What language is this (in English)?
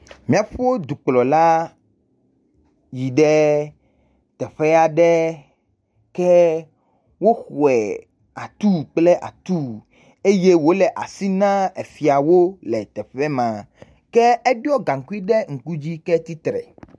Ewe